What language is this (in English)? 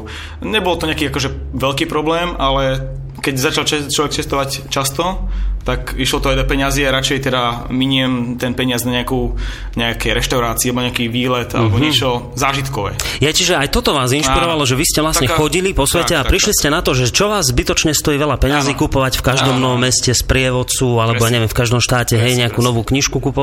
Slovak